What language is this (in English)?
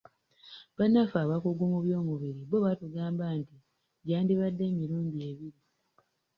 Ganda